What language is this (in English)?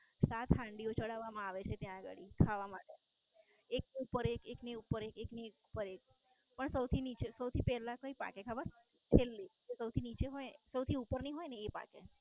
Gujarati